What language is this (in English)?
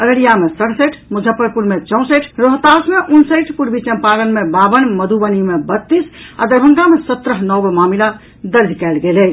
Maithili